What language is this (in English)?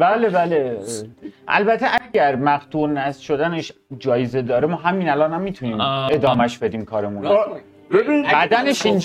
Persian